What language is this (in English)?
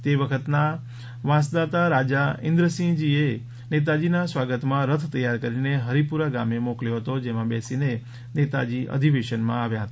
Gujarati